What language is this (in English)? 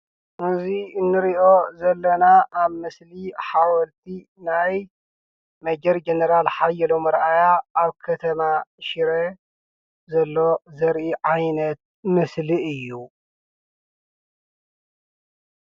Tigrinya